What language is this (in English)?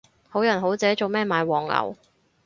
Cantonese